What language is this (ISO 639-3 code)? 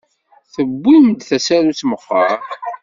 kab